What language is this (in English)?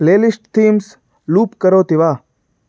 Sanskrit